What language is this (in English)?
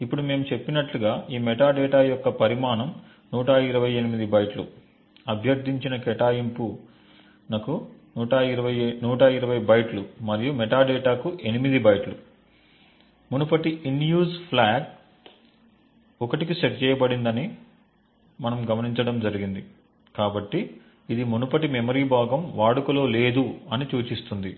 Telugu